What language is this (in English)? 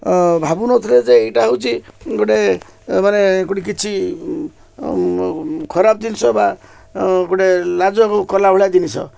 Odia